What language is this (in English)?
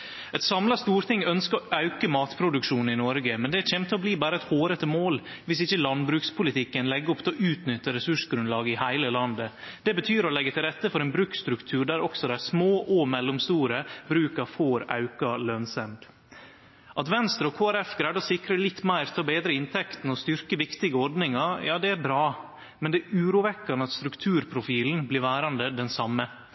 Norwegian Nynorsk